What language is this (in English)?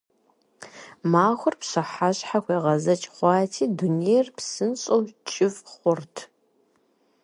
Kabardian